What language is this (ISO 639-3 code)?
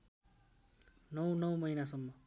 nep